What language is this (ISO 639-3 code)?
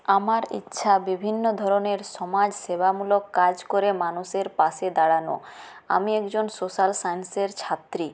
ben